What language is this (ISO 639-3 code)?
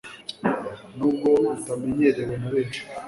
kin